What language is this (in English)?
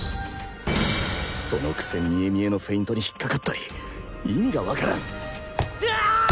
Japanese